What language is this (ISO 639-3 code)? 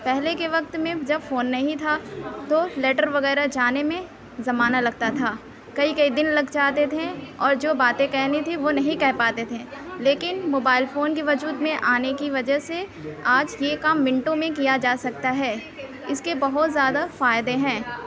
urd